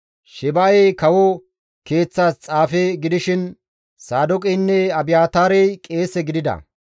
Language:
Gamo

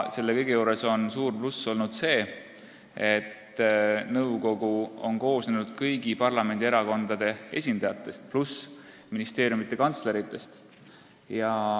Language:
Estonian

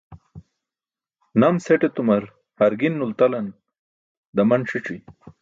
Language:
Burushaski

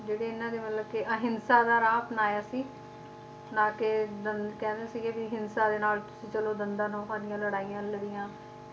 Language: Punjabi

